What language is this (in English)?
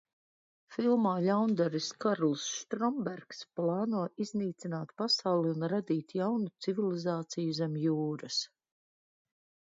Latvian